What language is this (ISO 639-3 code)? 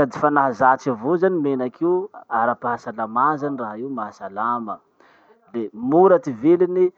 msh